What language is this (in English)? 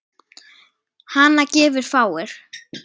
Icelandic